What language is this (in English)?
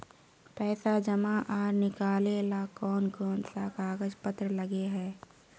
Magahi